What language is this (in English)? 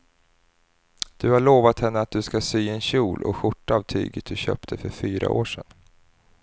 Swedish